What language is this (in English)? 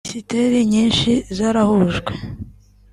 Kinyarwanda